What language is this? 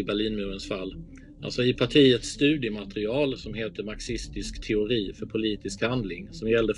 Swedish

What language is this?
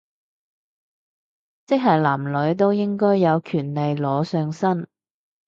Cantonese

